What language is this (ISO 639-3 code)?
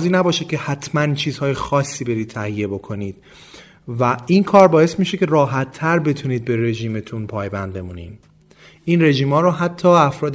fas